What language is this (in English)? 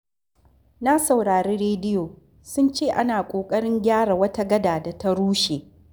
Hausa